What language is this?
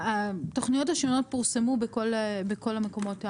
Hebrew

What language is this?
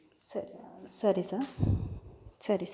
Kannada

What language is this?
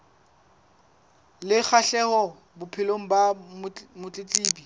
Southern Sotho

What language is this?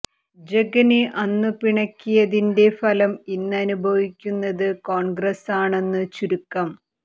Malayalam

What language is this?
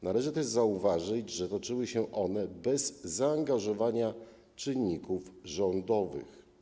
Polish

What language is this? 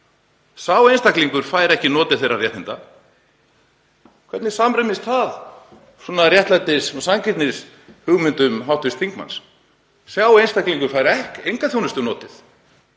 Icelandic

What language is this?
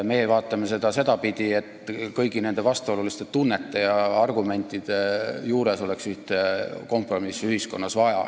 Estonian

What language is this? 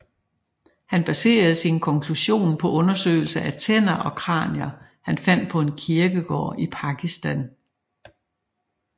Danish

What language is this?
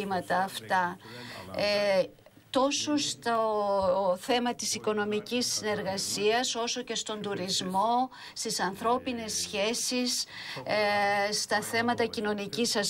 Greek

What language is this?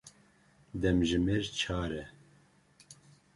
Kurdish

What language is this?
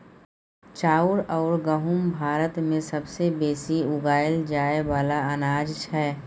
Maithili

